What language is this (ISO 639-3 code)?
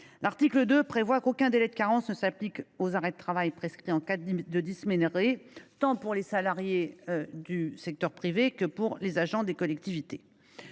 fra